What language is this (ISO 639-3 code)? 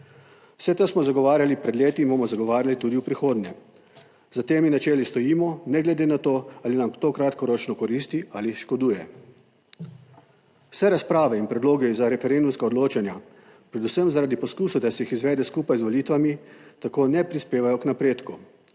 slv